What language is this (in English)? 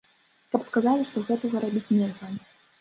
Belarusian